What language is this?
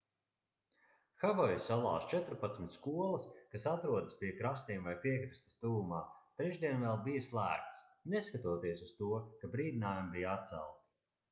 Latvian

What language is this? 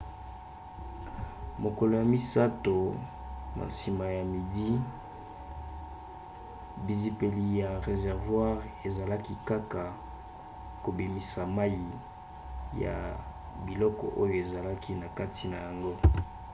Lingala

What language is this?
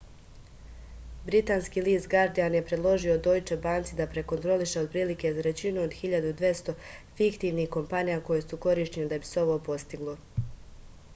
Serbian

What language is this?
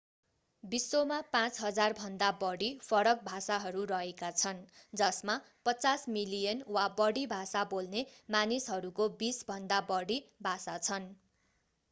Nepali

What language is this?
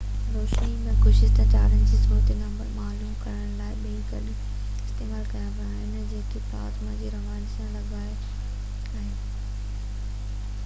Sindhi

